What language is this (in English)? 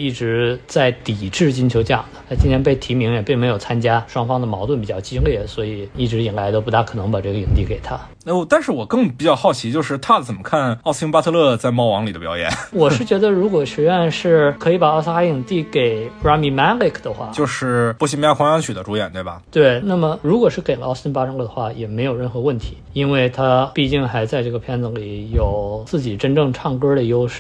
Chinese